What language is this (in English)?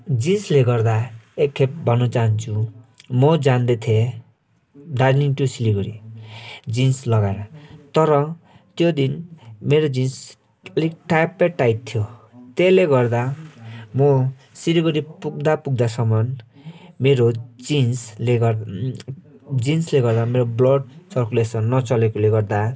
Nepali